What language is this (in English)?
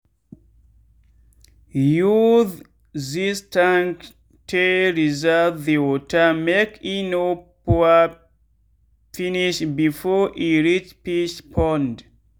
Nigerian Pidgin